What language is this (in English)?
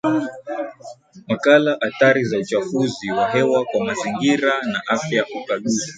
Swahili